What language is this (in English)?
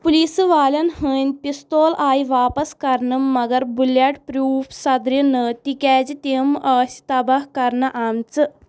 Kashmiri